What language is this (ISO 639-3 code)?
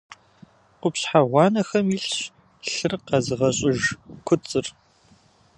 kbd